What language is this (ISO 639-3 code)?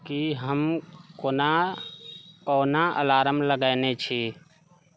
mai